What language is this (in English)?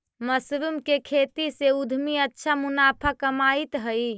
Magahi